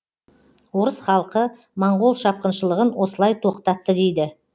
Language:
Kazakh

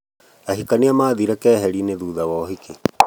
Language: Kikuyu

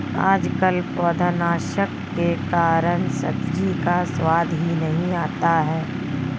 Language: Hindi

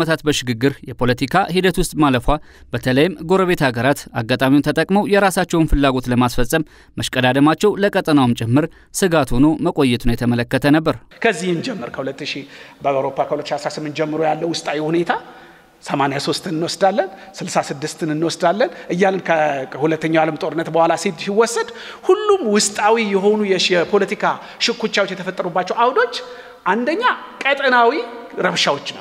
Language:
Arabic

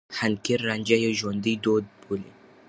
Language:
Pashto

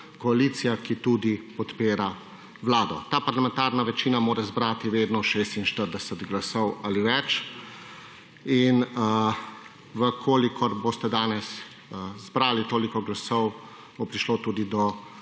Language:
Slovenian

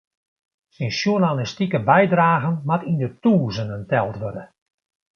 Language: Western Frisian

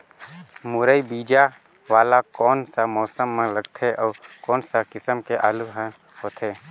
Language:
Chhattisgarhi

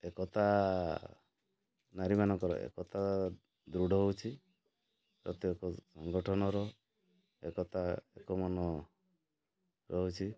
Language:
Odia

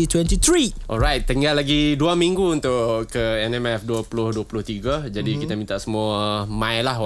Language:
Malay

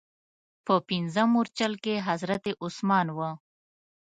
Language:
Pashto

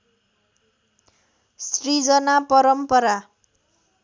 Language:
Nepali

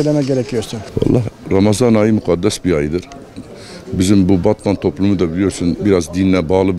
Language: Turkish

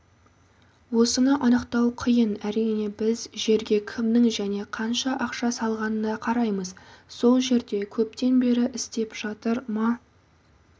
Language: Kazakh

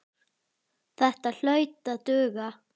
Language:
Icelandic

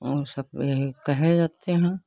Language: Hindi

